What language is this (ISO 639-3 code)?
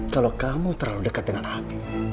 ind